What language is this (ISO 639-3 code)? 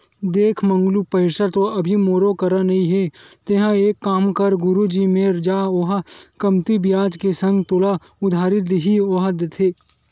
hne